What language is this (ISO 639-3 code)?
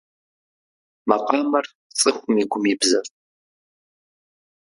kbd